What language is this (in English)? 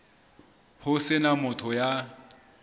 Southern Sotho